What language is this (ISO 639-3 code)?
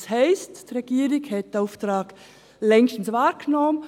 gsw